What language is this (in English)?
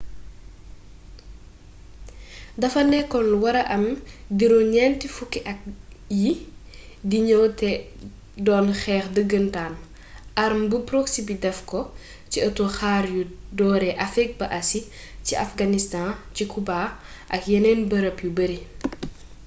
Wolof